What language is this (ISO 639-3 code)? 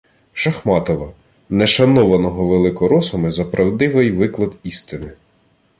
ukr